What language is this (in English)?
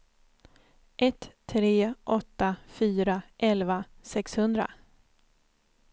Swedish